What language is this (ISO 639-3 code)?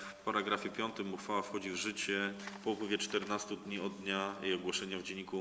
pol